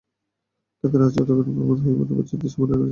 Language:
Bangla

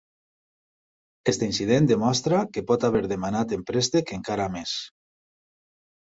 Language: Catalan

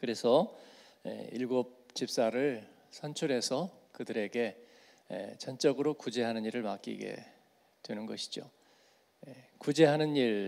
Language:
Korean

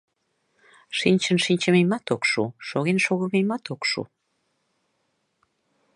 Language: Mari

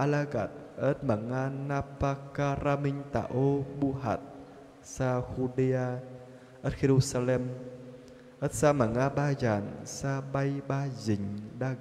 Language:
Filipino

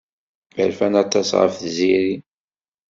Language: Kabyle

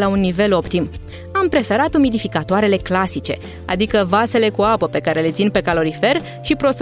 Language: Romanian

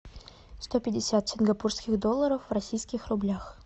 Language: Russian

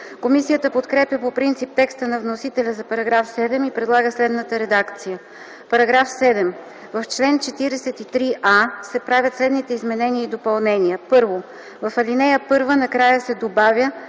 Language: Bulgarian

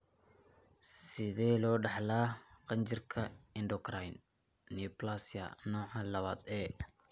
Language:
Somali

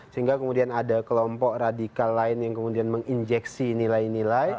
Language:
Indonesian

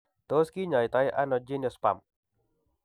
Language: Kalenjin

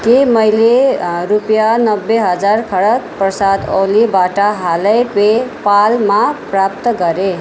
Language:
Nepali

